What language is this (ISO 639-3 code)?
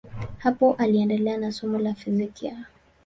swa